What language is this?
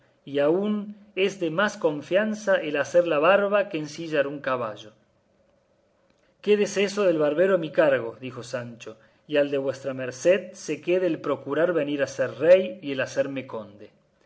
Spanish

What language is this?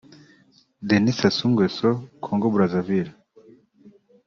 Kinyarwanda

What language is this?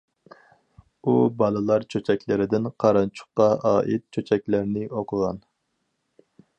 Uyghur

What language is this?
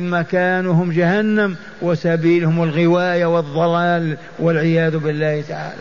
Arabic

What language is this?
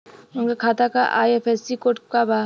Bhojpuri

